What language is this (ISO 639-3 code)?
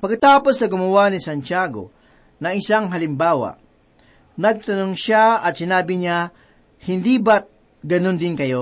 fil